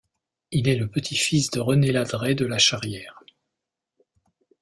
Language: French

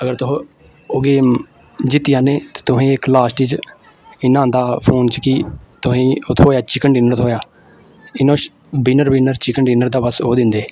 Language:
Dogri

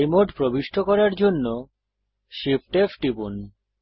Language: Bangla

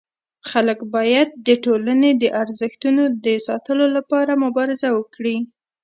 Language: Pashto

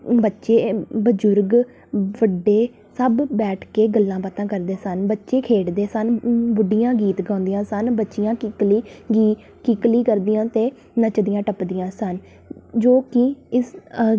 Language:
Punjabi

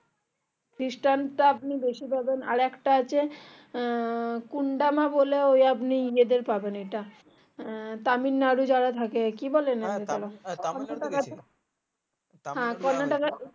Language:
Bangla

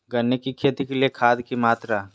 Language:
Magahi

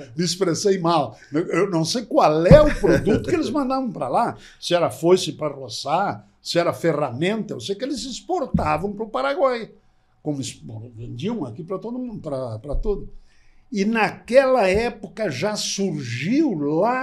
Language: Portuguese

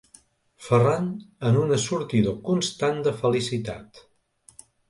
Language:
Catalan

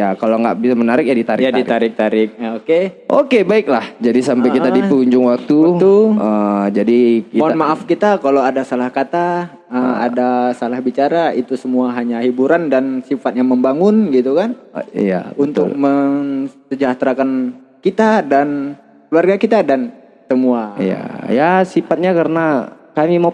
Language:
Indonesian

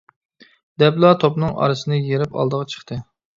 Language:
Uyghur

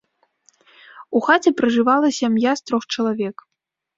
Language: Belarusian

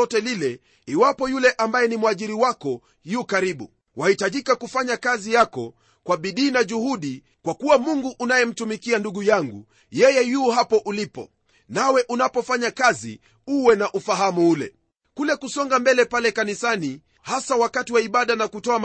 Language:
Swahili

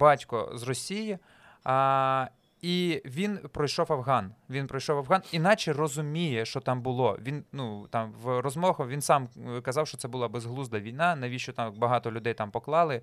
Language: Ukrainian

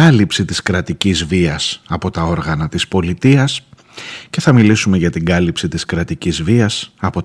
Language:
Greek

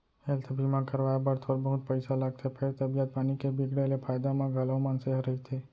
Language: Chhattisgarhi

